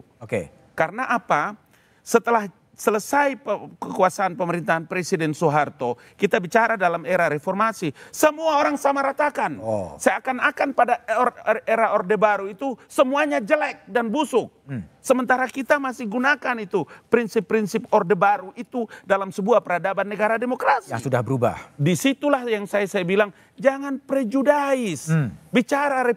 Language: Indonesian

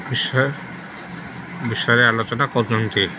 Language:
Odia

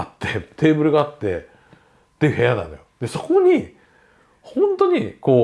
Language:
Japanese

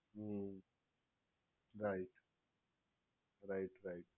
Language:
Gujarati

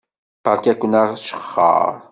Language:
Kabyle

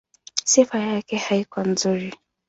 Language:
Swahili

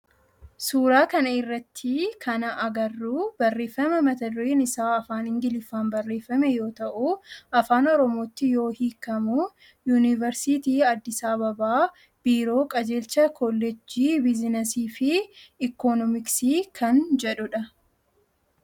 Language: Oromo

